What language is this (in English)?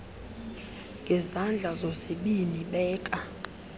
Xhosa